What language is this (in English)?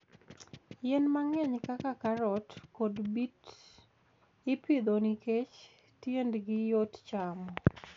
Luo (Kenya and Tanzania)